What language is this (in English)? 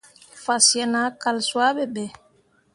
Mundang